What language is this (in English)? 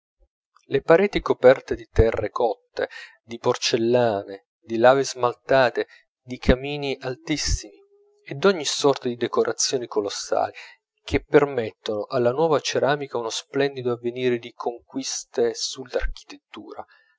Italian